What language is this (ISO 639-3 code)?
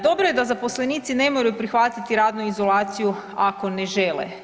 hrv